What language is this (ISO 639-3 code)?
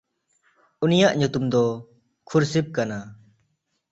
sat